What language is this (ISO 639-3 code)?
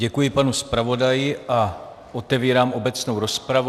ces